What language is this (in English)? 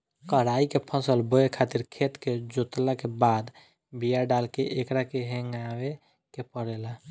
Bhojpuri